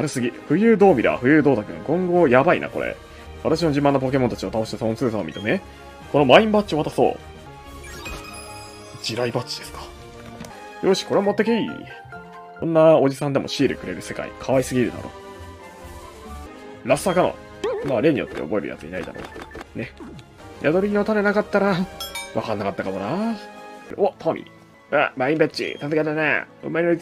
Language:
Japanese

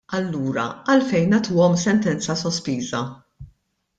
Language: Maltese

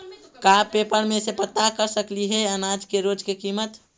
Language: Magahi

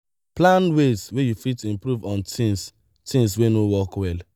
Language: Nigerian Pidgin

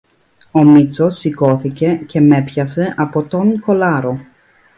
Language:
Greek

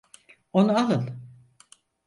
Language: Turkish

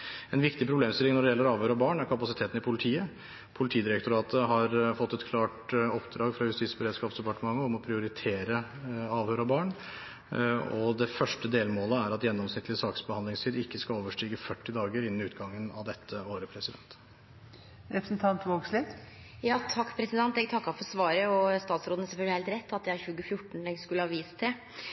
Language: Norwegian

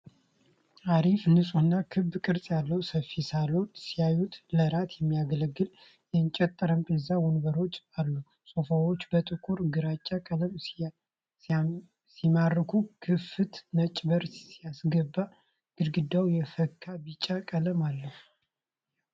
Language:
Amharic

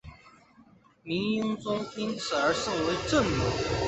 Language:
Chinese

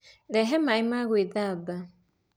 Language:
Kikuyu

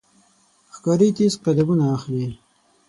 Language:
Pashto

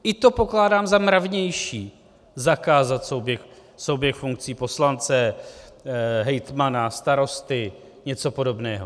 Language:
Czech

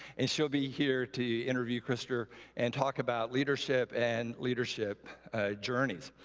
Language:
English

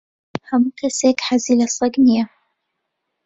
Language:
Central Kurdish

